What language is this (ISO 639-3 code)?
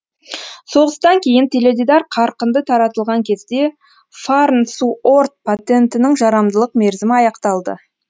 kaz